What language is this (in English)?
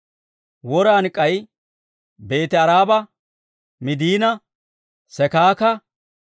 Dawro